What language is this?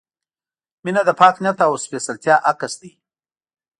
Pashto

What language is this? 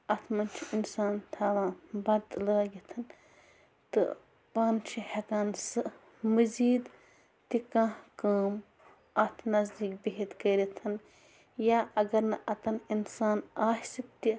Kashmiri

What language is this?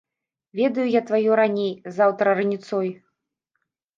Belarusian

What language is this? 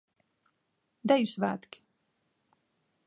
Latvian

